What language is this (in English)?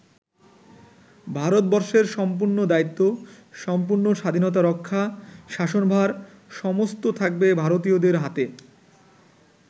Bangla